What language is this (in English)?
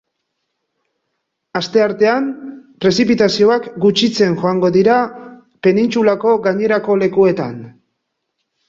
Basque